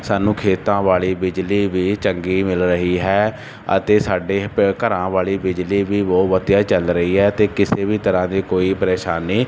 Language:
Punjabi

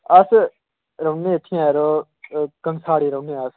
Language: Dogri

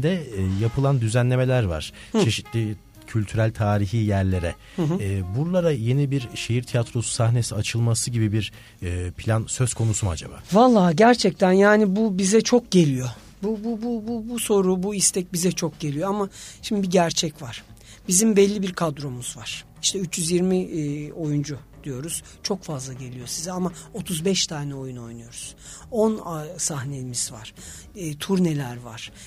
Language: Turkish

